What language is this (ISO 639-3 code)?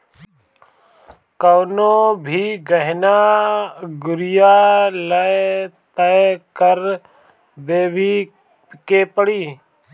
bho